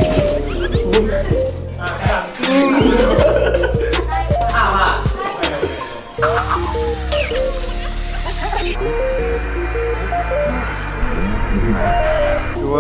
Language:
Thai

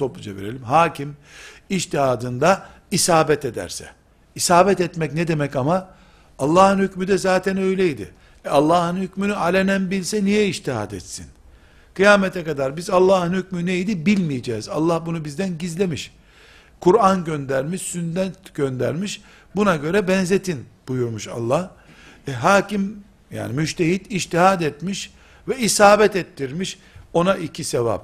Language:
Turkish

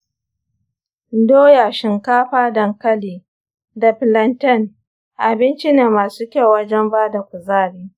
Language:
Hausa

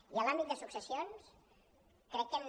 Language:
Catalan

